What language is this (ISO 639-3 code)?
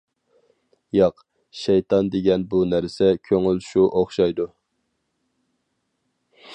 uig